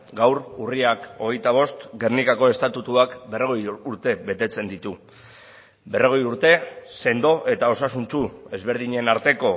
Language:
Basque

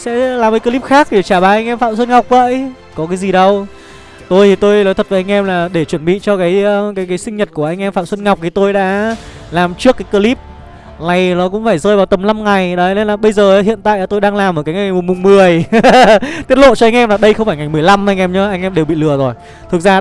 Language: Vietnamese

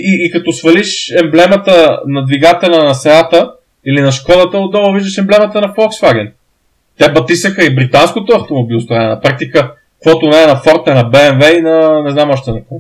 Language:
Bulgarian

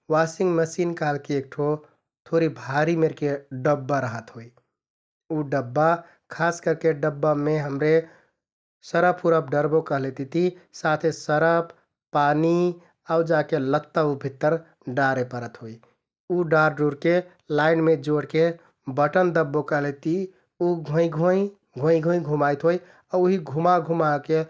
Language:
Kathoriya Tharu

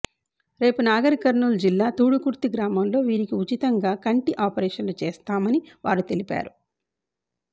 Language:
Telugu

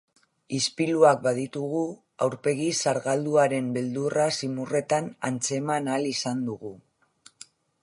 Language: Basque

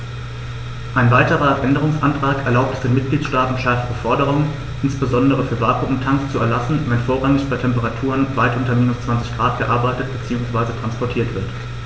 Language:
German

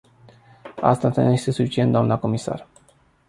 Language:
Romanian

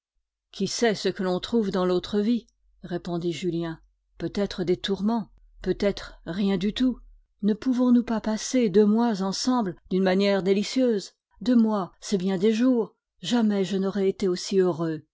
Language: French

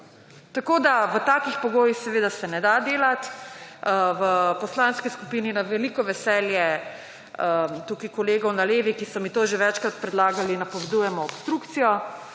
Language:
Slovenian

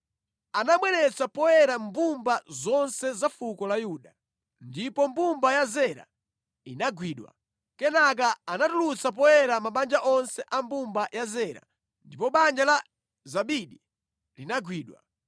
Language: Nyanja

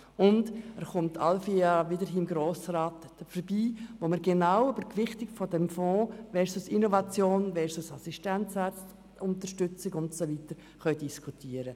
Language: Swiss German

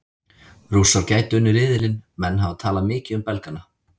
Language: Icelandic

